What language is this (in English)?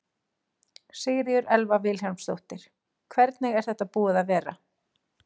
Icelandic